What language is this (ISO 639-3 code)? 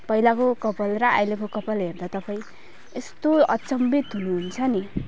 nep